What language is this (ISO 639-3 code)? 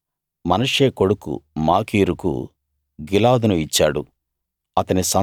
tel